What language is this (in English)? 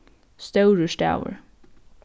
Faroese